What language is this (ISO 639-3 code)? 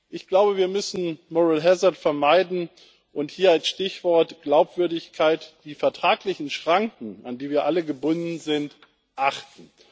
deu